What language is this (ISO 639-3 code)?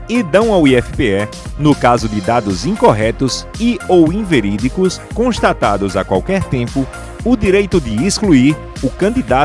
por